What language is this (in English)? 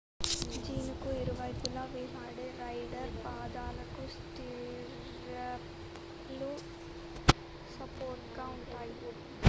Telugu